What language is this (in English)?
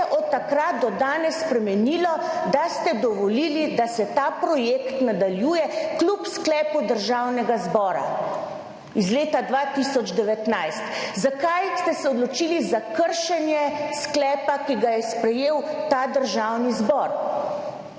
Slovenian